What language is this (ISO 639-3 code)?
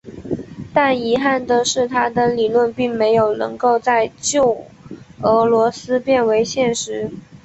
zho